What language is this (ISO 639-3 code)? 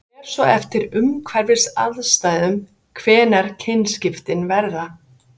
isl